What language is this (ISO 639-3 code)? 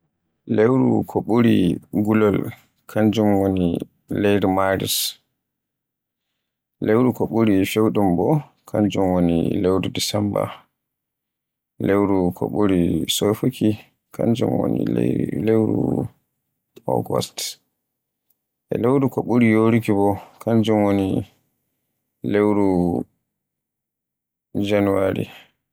fue